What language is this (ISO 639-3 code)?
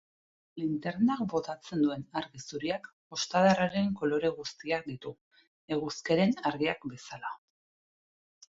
eus